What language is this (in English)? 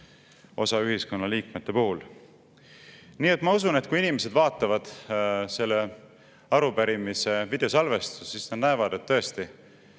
Estonian